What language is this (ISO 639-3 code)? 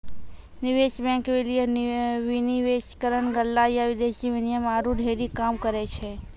mai